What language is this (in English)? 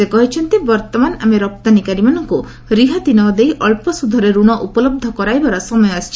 Odia